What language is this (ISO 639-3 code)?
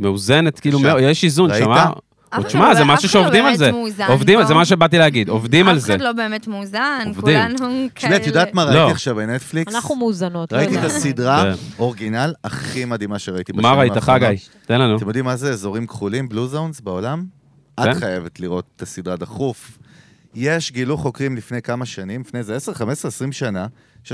heb